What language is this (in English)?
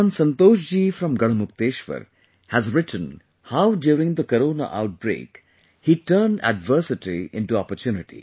English